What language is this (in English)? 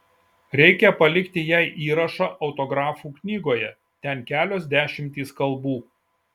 Lithuanian